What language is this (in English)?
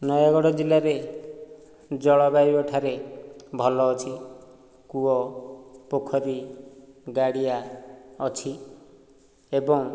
Odia